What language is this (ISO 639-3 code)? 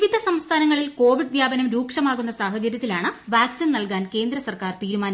mal